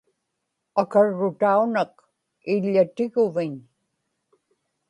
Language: Inupiaq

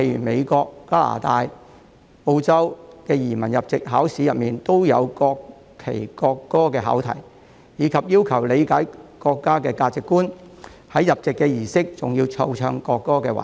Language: Cantonese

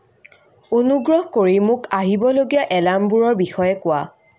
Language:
Assamese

